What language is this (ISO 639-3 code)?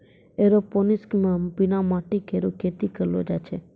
mai